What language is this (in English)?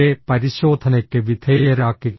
Malayalam